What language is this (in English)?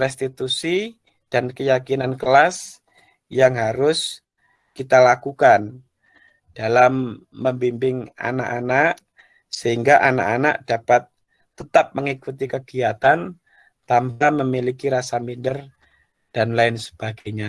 Indonesian